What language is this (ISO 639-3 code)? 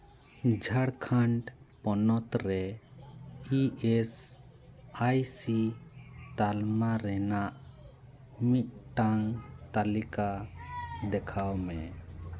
sat